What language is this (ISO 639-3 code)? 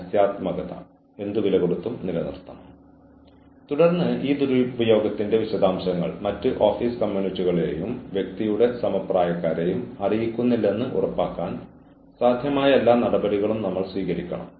mal